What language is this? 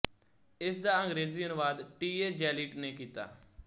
Punjabi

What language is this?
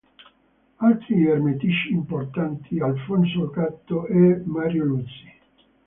Italian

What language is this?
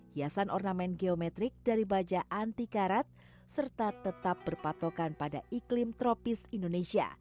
Indonesian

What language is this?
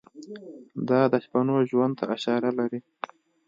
Pashto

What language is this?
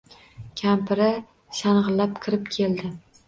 Uzbek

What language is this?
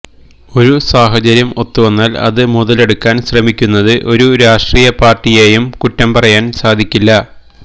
Malayalam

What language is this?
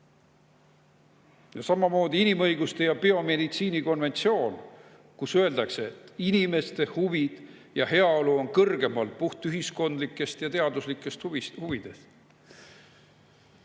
Estonian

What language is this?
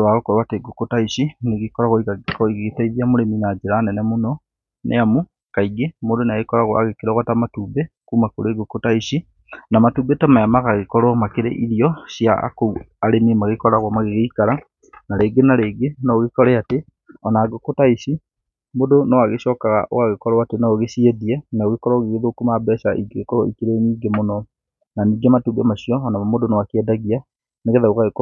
Kikuyu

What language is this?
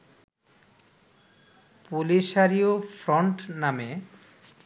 Bangla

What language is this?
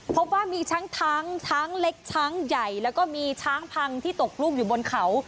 Thai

